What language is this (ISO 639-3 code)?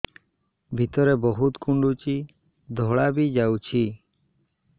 ori